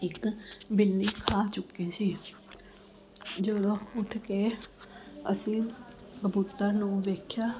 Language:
Punjabi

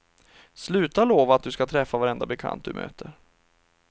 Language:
Swedish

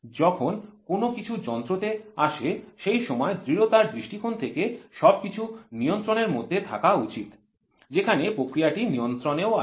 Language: Bangla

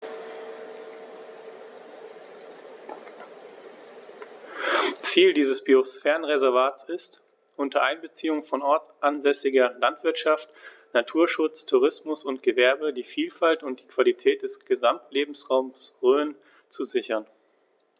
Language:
German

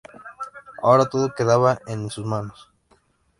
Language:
Spanish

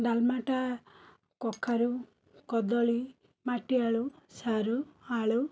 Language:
Odia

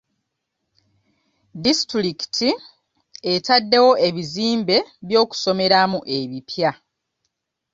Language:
Ganda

